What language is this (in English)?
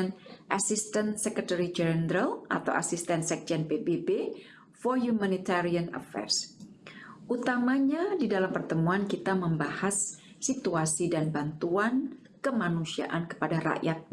Indonesian